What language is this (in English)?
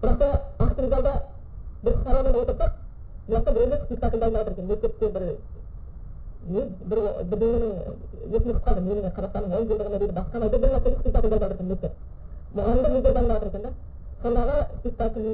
Bulgarian